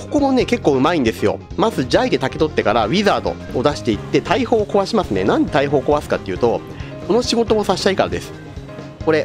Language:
Japanese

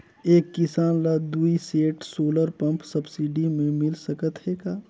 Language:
Chhattisgarhi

